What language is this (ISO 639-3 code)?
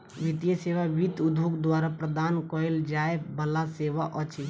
mai